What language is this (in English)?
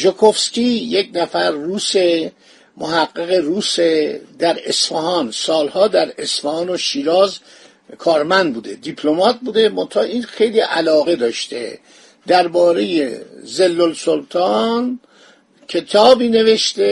Persian